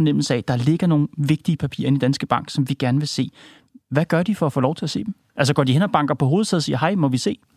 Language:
Danish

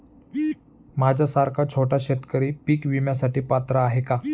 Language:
Marathi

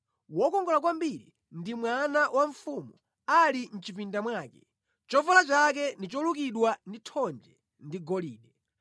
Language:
Nyanja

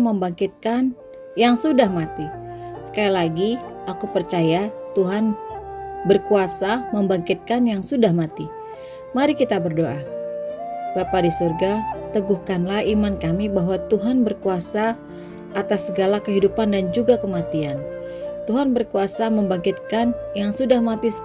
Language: Indonesian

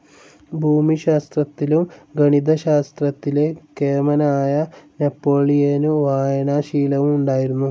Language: Malayalam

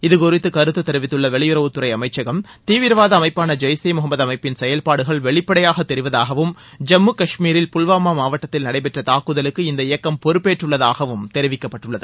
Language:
Tamil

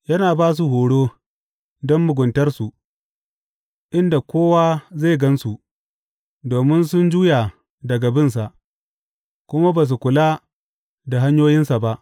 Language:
Hausa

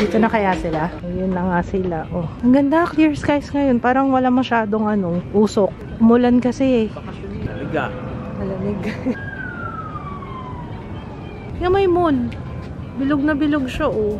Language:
Filipino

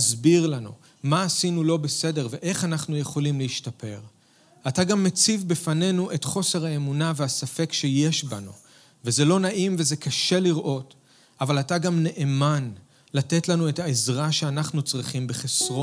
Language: Hebrew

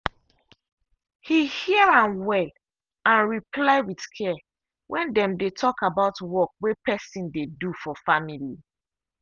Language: Nigerian Pidgin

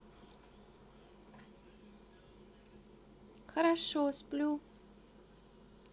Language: Russian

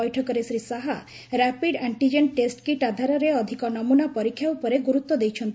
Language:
Odia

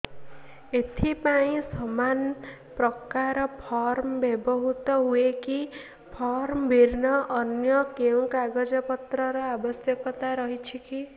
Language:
Odia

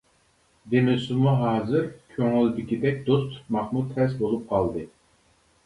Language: Uyghur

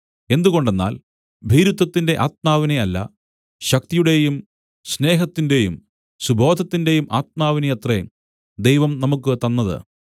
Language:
Malayalam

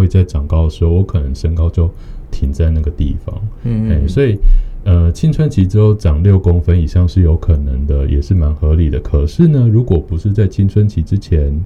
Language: Chinese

